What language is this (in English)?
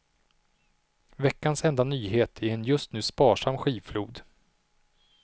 Swedish